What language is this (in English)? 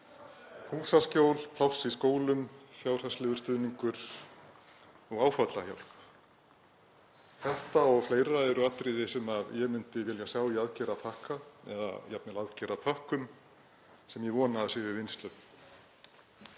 Icelandic